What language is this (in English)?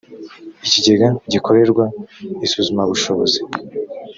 Kinyarwanda